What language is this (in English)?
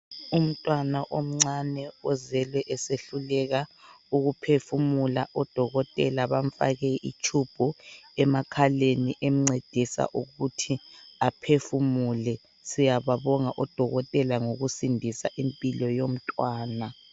North Ndebele